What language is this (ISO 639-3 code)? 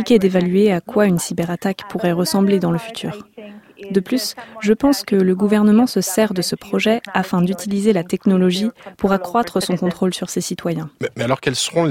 fra